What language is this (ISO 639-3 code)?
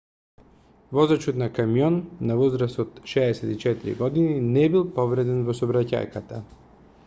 mkd